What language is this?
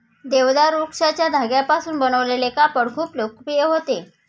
Marathi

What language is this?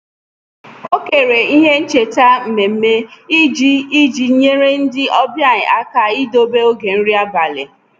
Igbo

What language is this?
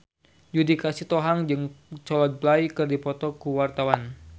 Sundanese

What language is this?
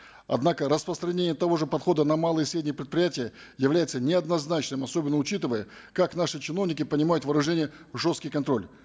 Kazakh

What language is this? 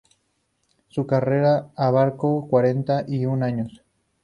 Spanish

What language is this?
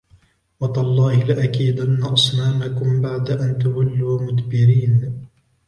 Arabic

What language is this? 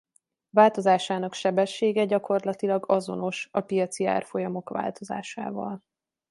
Hungarian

